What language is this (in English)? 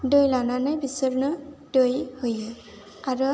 Bodo